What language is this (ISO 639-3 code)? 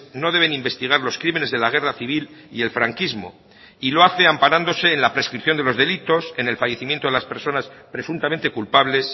spa